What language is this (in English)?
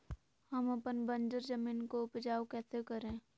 Magahi